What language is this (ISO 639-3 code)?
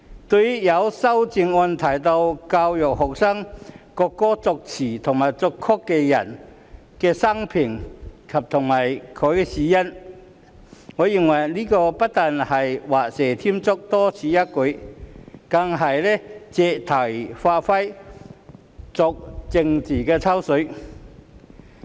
yue